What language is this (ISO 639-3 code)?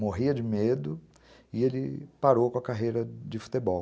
por